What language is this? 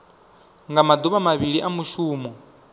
Venda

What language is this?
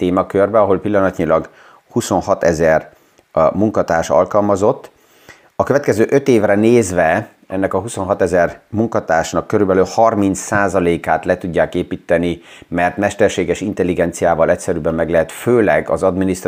Hungarian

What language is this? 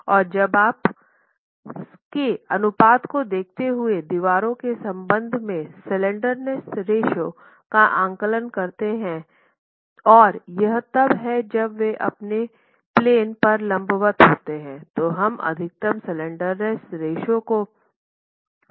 Hindi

